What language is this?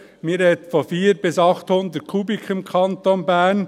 Swiss German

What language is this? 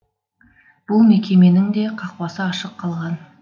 Kazakh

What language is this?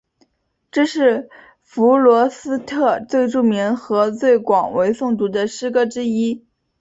Chinese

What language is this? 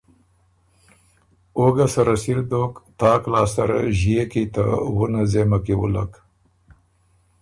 Ormuri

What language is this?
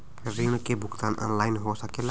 Bhojpuri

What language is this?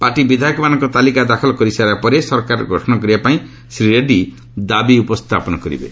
Odia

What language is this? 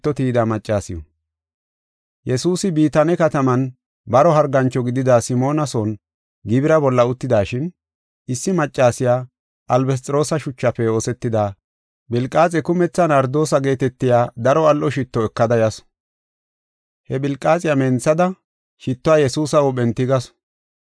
Gofa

